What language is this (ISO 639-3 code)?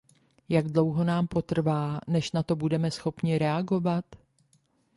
ces